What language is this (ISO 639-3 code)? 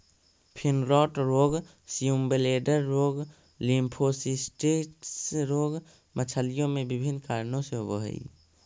mag